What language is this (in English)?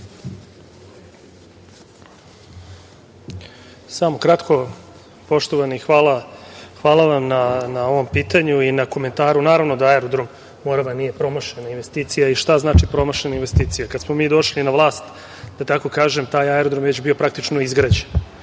Serbian